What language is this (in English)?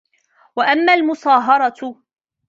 Arabic